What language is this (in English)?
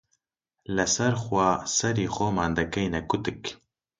Central Kurdish